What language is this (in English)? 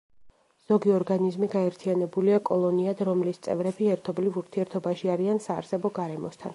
Georgian